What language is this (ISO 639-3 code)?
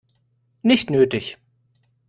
deu